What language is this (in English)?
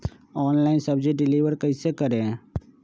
Magahi